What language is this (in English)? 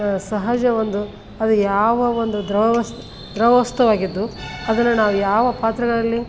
Kannada